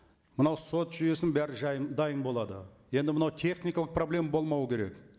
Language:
Kazakh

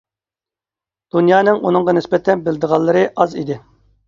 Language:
Uyghur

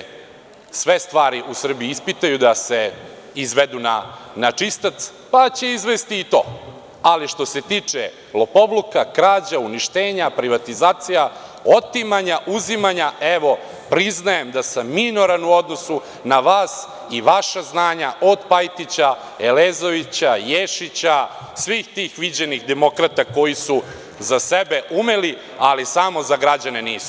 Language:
Serbian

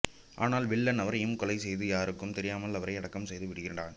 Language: Tamil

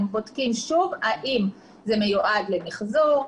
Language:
Hebrew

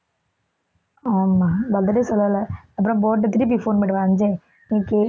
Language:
Tamil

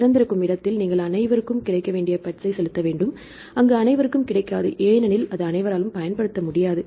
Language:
Tamil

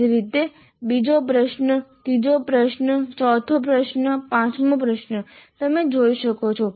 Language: Gujarati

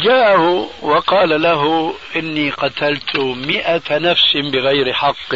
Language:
Arabic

